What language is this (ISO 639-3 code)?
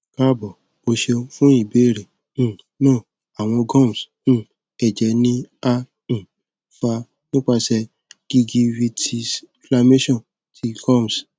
yor